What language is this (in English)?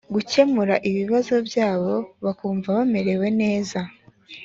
Kinyarwanda